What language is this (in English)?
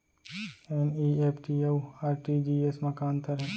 Chhattisgarhi